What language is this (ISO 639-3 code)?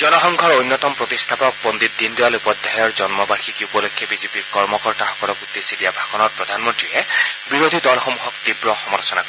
asm